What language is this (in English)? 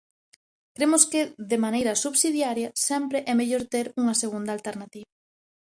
Galician